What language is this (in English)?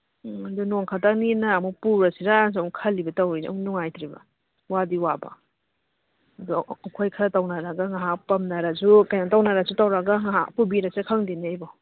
Manipuri